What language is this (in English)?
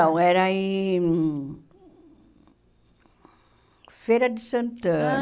Portuguese